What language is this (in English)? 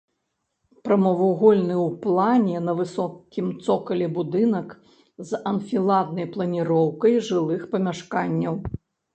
Belarusian